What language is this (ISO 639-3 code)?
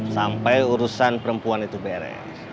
ind